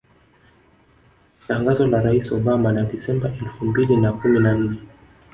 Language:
Swahili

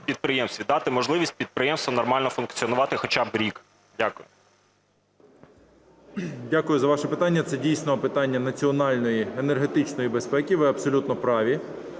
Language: Ukrainian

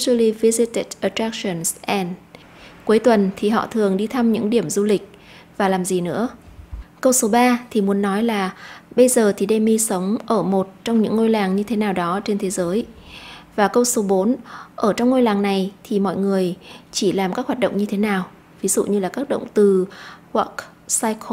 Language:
Vietnamese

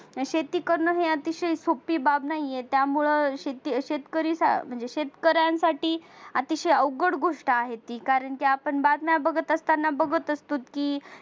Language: Marathi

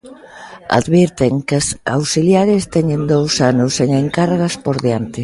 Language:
Galician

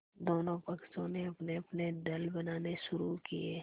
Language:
Hindi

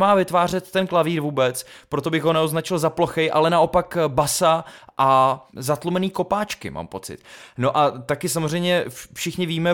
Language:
Czech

